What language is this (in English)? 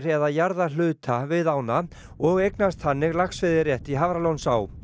Icelandic